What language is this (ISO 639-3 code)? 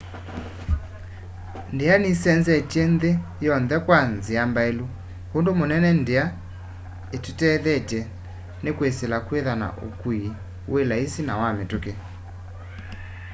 kam